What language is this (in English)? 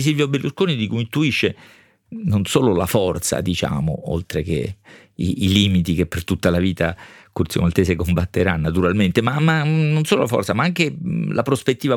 Italian